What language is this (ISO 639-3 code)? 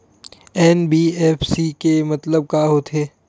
hne